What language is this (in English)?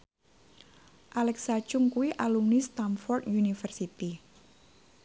Javanese